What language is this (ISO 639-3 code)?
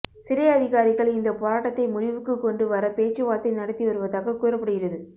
tam